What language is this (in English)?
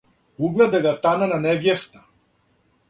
Serbian